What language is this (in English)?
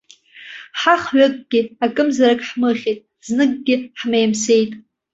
Abkhazian